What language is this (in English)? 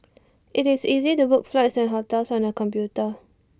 English